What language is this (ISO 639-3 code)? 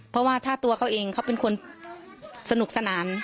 tha